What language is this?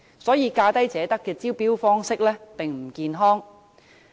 Cantonese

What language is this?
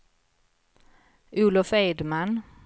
Swedish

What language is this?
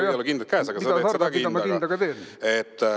Estonian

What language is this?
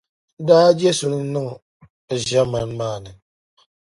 Dagbani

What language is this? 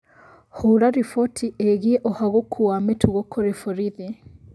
Kikuyu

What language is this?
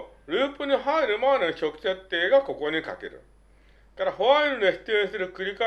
Japanese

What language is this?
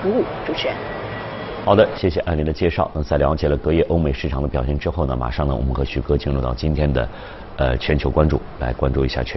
Chinese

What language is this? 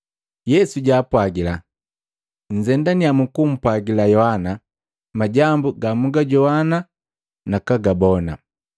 Matengo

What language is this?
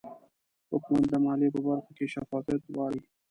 Pashto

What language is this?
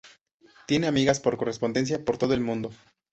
Spanish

